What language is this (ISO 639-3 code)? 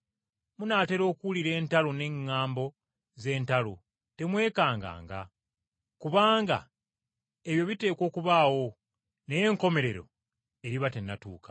lug